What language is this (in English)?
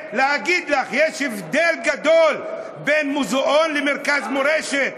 Hebrew